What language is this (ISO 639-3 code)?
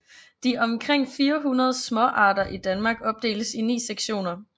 dan